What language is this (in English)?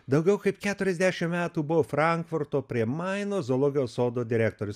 Lithuanian